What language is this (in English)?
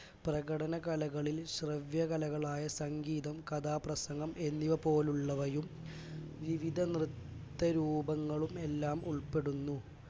Malayalam